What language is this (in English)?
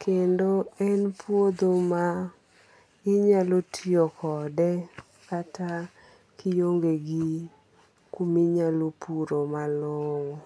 Luo (Kenya and Tanzania)